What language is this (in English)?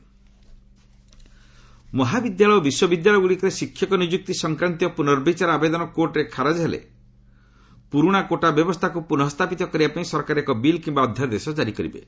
Odia